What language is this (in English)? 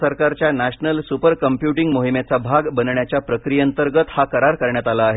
Marathi